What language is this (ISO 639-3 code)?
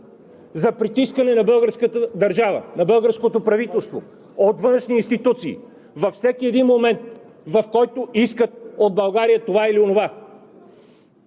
bul